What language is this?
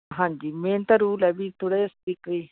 Punjabi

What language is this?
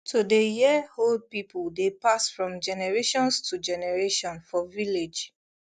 Nigerian Pidgin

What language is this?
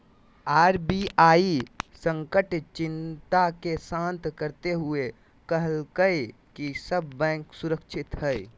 Magahi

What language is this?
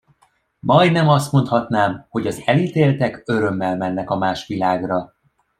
Hungarian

